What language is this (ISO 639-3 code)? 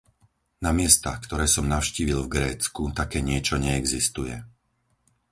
slk